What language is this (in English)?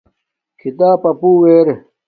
Domaaki